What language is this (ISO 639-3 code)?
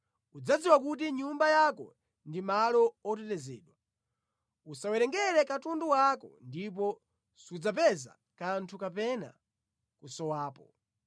nya